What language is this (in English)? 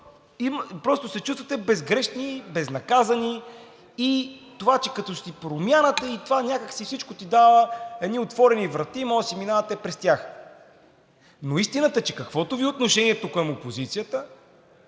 Bulgarian